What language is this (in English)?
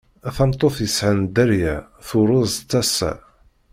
Kabyle